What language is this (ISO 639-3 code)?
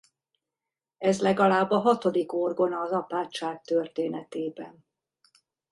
hun